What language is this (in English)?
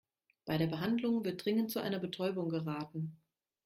German